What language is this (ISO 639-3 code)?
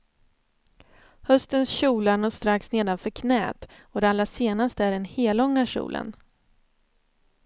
swe